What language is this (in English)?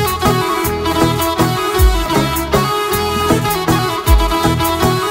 Persian